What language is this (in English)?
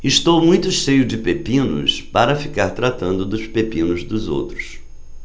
Portuguese